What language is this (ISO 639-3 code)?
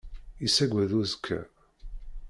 kab